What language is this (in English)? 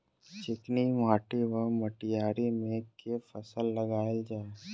Maithili